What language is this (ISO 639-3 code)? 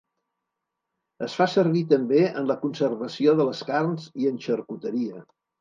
cat